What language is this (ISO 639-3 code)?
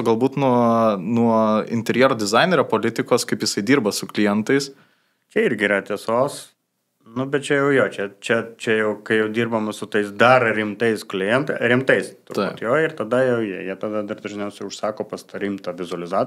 lit